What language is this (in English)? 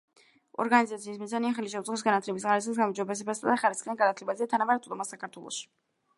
Georgian